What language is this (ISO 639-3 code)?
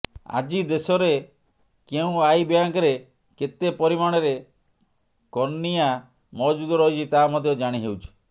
ori